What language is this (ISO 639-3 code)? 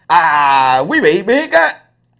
vie